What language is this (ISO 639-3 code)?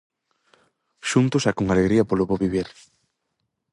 glg